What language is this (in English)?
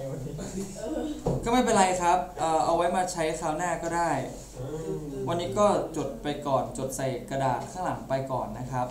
Thai